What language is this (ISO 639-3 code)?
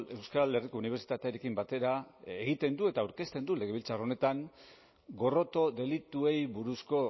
eus